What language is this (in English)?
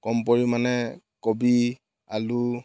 Assamese